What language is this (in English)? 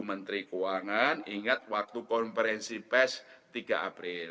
Indonesian